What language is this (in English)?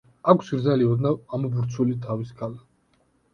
Georgian